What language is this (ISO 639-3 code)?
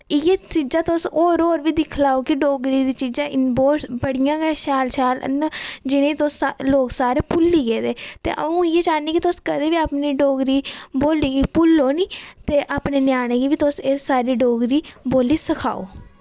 doi